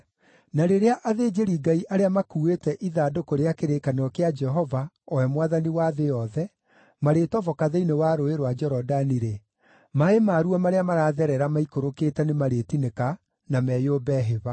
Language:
Kikuyu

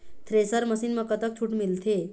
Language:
Chhattisgarhi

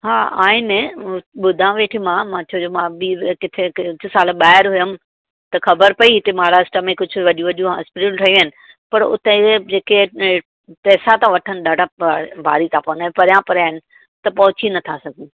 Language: Sindhi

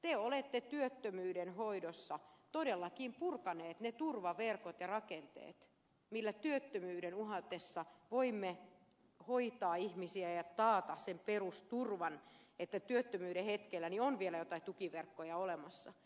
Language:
Finnish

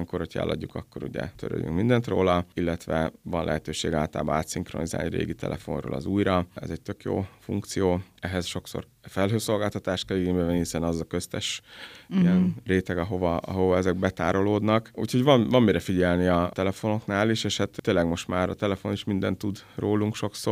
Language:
Hungarian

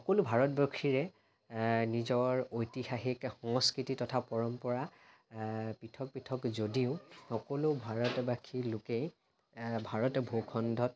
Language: Assamese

